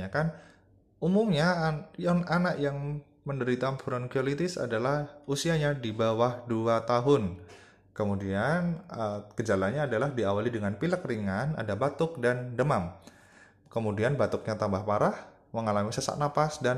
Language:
Indonesian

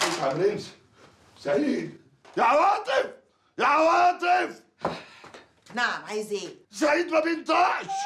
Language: Arabic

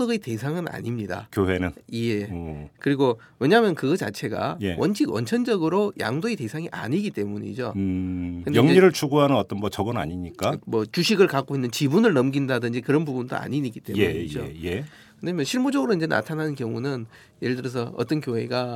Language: Korean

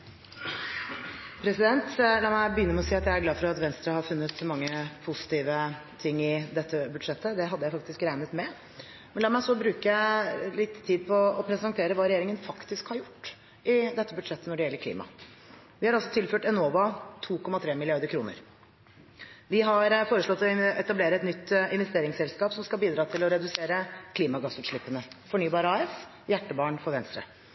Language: Norwegian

